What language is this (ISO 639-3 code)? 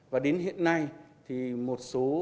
vie